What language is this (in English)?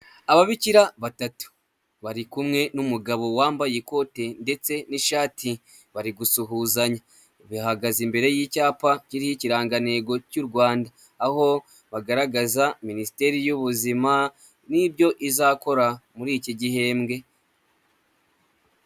Kinyarwanda